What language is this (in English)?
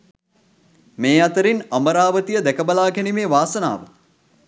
Sinhala